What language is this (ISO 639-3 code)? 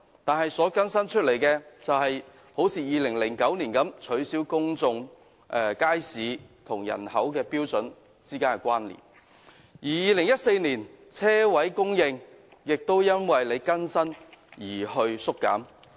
yue